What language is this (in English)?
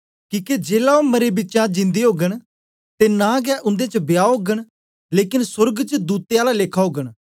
Dogri